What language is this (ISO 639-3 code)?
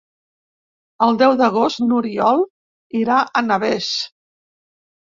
cat